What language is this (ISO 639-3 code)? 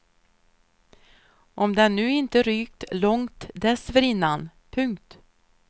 swe